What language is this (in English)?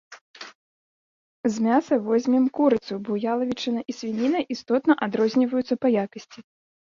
Belarusian